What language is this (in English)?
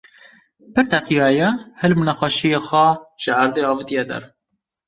Kurdish